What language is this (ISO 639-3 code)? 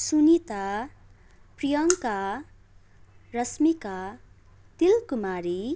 nep